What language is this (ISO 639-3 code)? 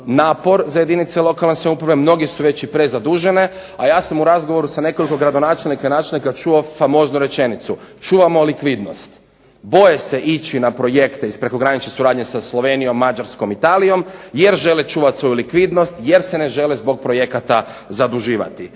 hrv